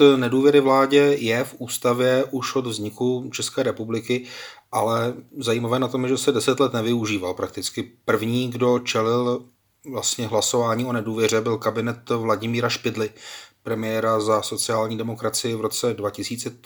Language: Czech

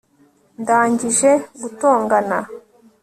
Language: Kinyarwanda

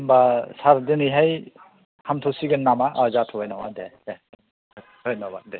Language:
Bodo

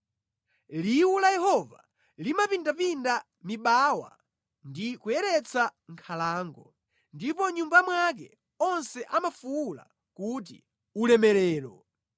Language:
Nyanja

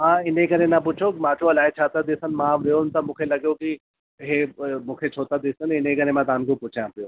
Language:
Sindhi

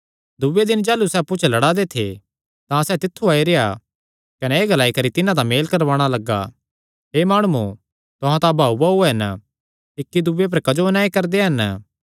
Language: Kangri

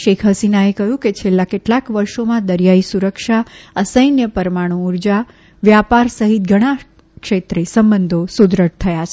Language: Gujarati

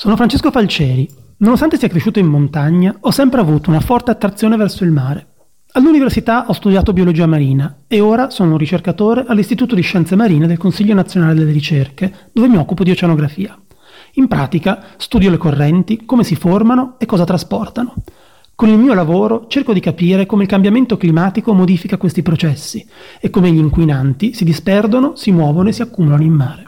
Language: Italian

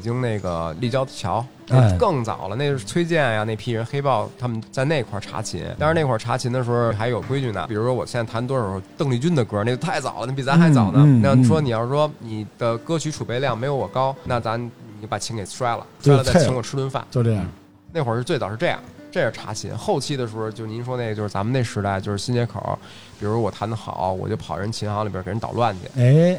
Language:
Chinese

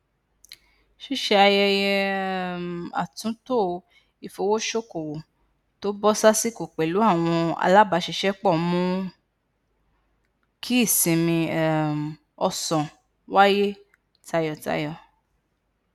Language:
Yoruba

